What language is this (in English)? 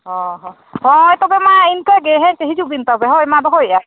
Santali